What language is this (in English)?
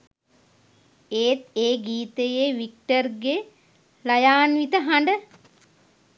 Sinhala